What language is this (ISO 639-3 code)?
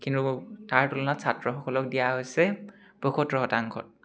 asm